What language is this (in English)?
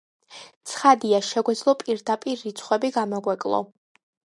Georgian